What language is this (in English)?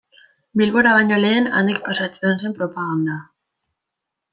Basque